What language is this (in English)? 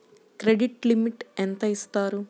Telugu